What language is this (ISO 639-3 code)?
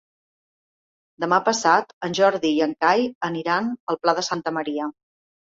cat